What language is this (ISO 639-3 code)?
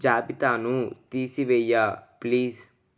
tel